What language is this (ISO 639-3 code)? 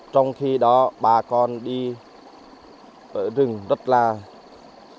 vie